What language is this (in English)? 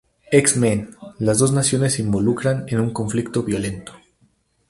Spanish